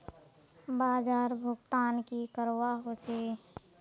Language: Magahi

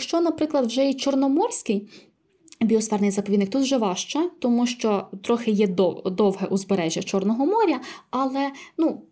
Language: Ukrainian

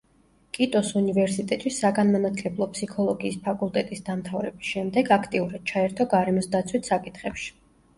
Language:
Georgian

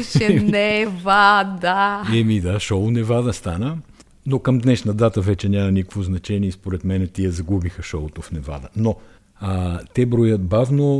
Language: Bulgarian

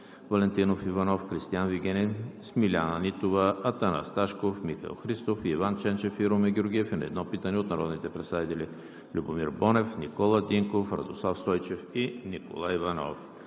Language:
Bulgarian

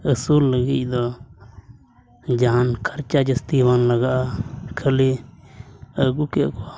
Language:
Santali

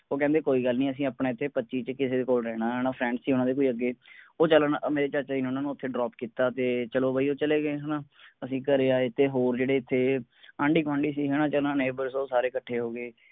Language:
Punjabi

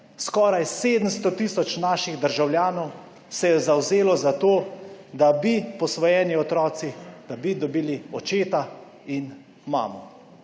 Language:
Slovenian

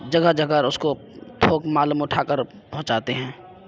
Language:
Urdu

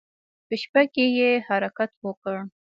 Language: Pashto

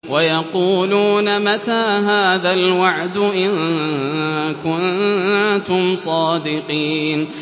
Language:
Arabic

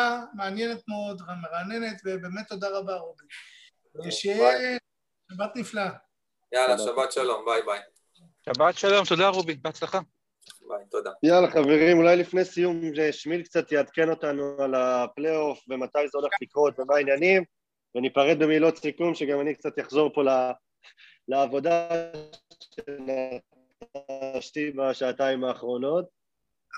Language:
Hebrew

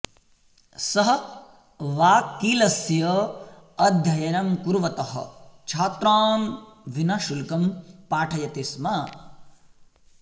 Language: Sanskrit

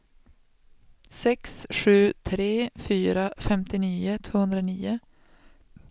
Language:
Swedish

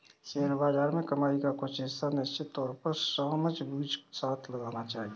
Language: Hindi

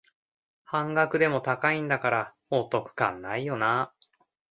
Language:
Japanese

